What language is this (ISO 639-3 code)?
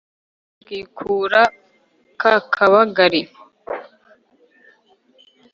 kin